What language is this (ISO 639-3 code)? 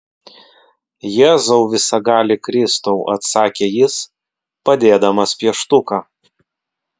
lit